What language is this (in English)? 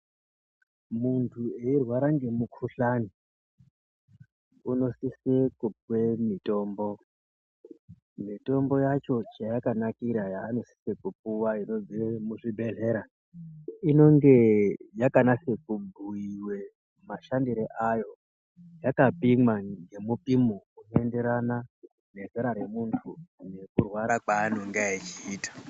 Ndau